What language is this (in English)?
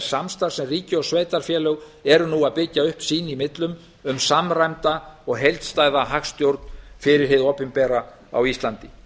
Icelandic